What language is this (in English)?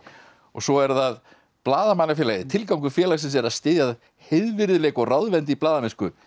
Icelandic